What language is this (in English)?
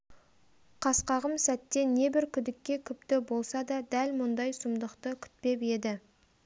Kazakh